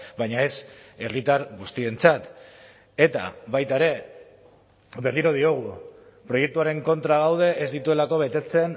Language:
Basque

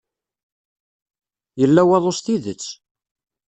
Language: Kabyle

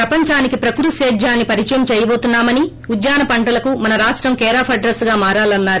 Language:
Telugu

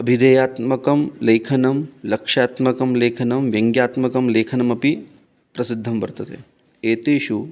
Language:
Sanskrit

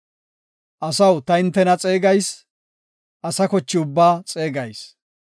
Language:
Gofa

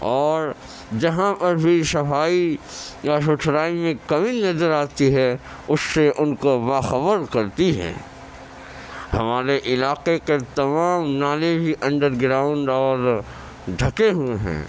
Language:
Urdu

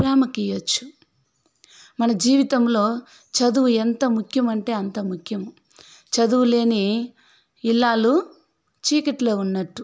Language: Telugu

